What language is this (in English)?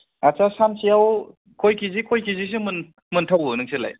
Bodo